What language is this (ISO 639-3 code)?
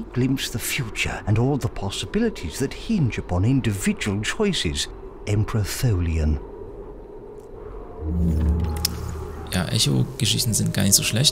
deu